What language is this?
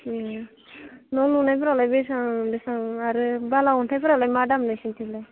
Bodo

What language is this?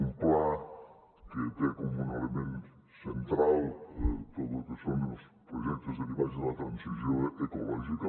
Catalan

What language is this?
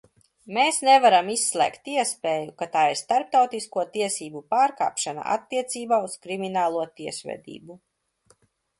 Latvian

